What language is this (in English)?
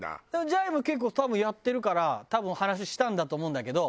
Japanese